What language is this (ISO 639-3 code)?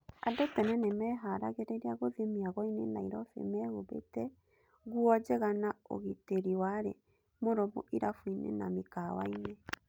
kik